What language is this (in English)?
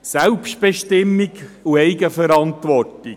Swiss German